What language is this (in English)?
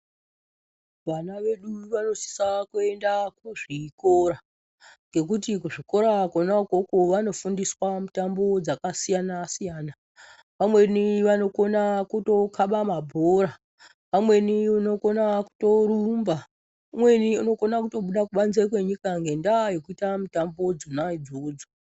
Ndau